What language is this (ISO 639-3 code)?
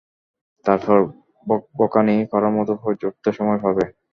ben